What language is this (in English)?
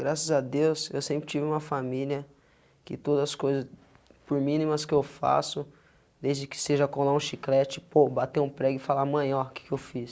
Portuguese